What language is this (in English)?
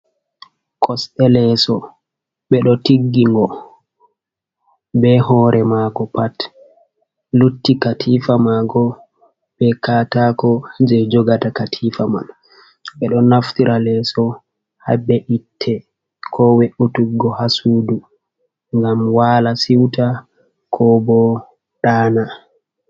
Fula